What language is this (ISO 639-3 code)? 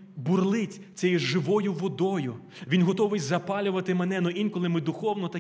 ukr